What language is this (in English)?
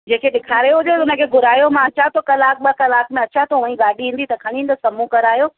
Sindhi